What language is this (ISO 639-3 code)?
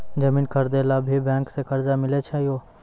mai